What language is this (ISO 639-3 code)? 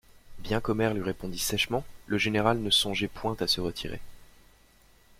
fra